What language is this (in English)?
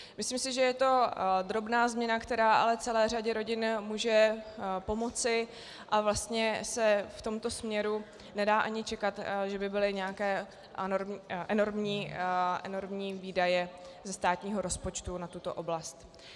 Czech